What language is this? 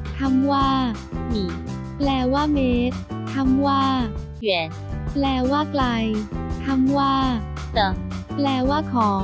Thai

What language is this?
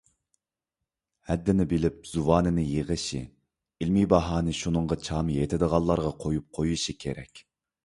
Uyghur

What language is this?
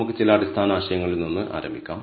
Malayalam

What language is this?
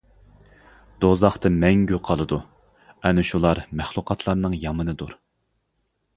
Uyghur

